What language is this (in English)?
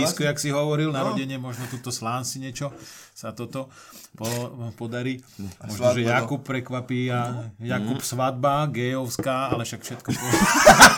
Slovak